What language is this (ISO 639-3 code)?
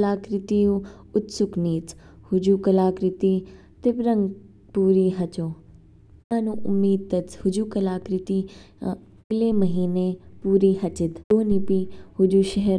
kfk